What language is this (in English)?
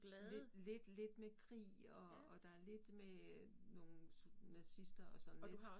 Danish